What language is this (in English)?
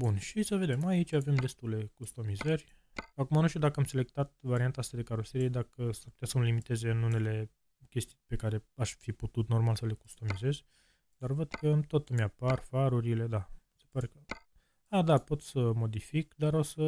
Romanian